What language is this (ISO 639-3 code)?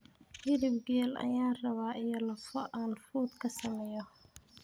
som